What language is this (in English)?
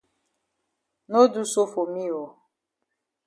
Cameroon Pidgin